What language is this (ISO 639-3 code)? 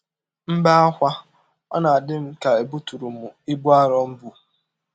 ibo